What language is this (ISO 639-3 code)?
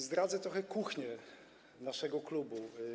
pol